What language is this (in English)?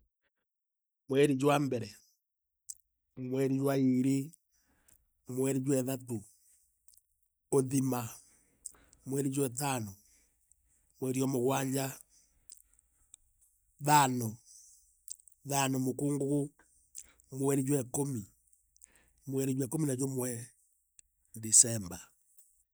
Meru